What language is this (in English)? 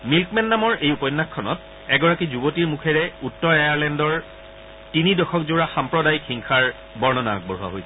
Assamese